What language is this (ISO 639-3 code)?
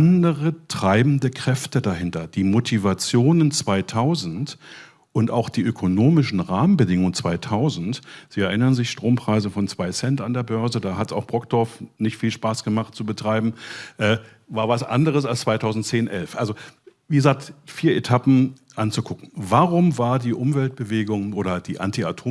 deu